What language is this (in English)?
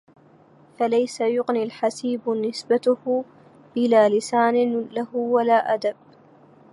Arabic